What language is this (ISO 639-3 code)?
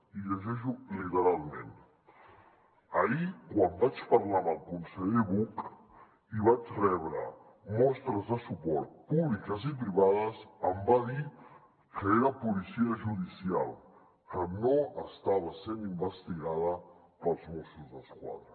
cat